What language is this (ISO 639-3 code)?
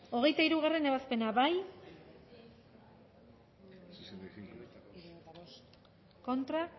eus